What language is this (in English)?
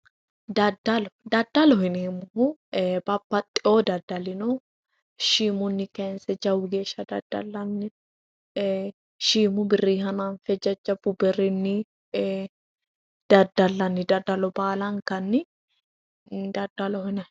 Sidamo